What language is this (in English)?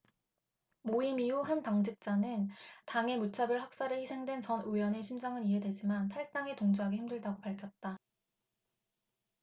Korean